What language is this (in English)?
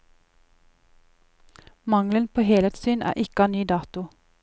Norwegian